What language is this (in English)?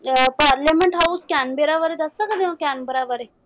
Punjabi